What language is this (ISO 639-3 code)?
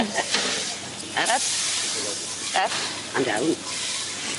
cym